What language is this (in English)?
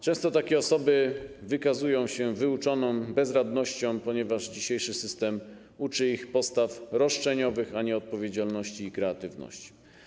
Polish